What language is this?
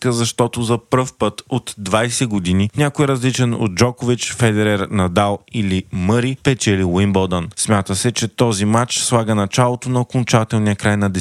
Bulgarian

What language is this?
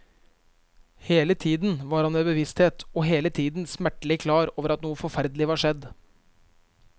Norwegian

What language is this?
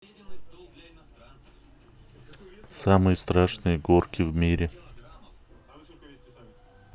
Russian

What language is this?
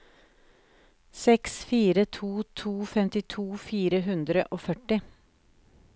Norwegian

